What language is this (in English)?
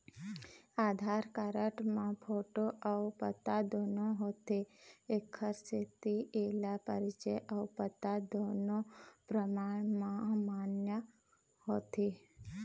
Chhattisgarhi